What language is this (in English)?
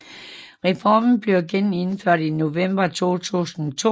Danish